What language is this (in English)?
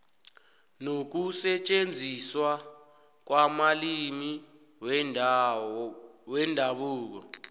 South Ndebele